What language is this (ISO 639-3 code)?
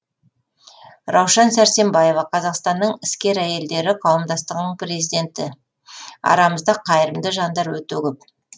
kaz